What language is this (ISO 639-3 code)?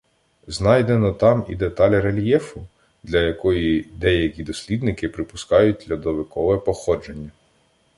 ukr